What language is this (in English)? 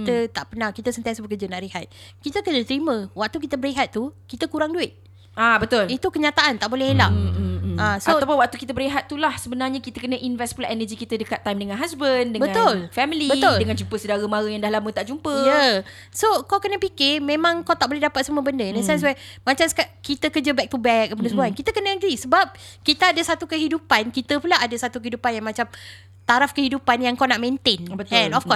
Malay